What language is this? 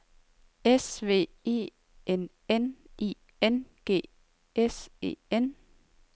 Danish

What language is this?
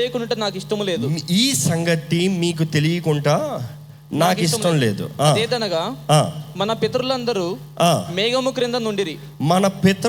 Telugu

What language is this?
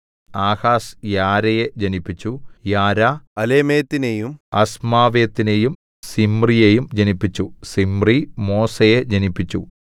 Malayalam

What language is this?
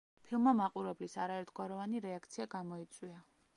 Georgian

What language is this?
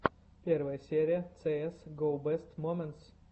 Russian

